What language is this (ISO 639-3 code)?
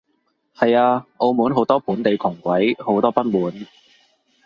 yue